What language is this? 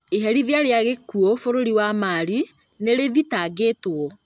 Kikuyu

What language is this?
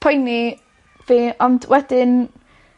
Welsh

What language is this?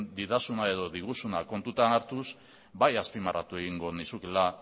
Basque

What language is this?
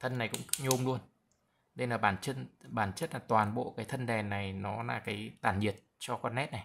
Vietnamese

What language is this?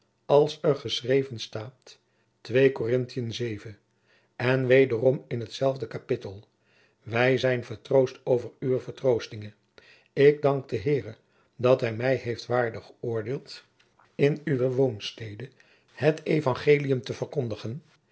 Dutch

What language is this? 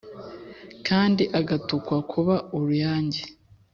Kinyarwanda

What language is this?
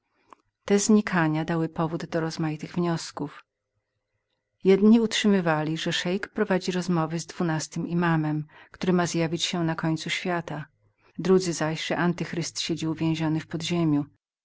Polish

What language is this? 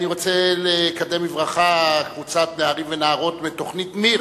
Hebrew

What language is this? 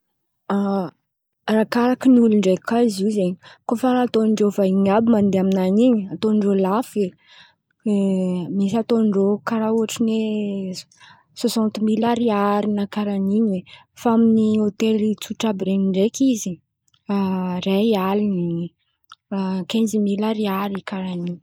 Antankarana Malagasy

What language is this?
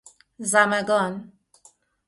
Persian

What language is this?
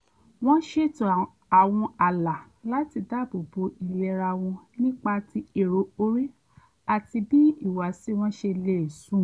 Yoruba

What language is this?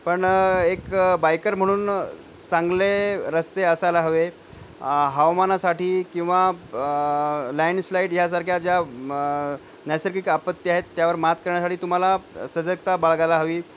Marathi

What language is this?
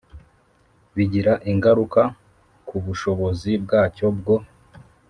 Kinyarwanda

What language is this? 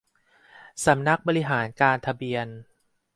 Thai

